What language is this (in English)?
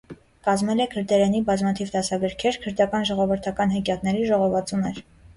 Armenian